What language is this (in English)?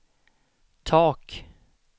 Swedish